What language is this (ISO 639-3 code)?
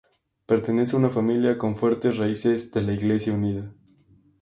spa